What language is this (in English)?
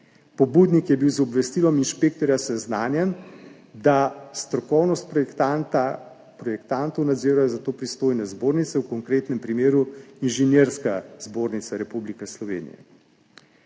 Slovenian